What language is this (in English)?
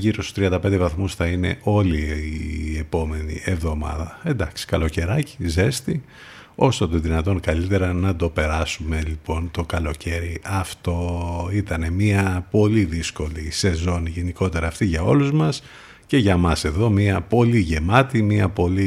Greek